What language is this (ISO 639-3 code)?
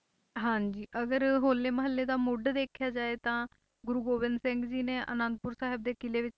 pan